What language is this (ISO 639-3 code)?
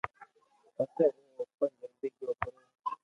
lrk